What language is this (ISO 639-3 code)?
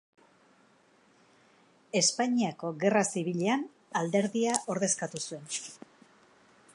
eus